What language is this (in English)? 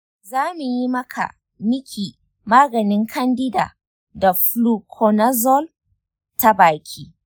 Hausa